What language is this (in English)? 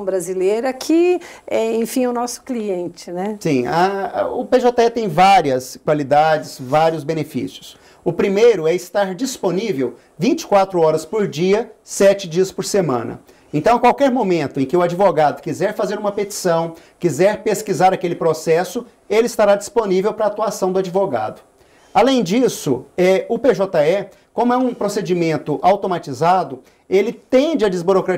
Portuguese